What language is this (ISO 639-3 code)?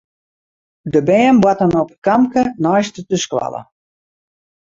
fry